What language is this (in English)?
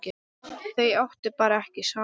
Icelandic